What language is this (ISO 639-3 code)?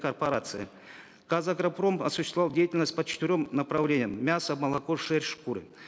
kaz